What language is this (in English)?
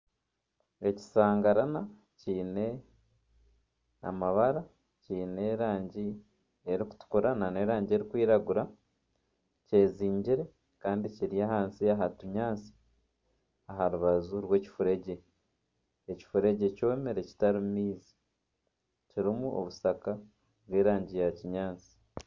Nyankole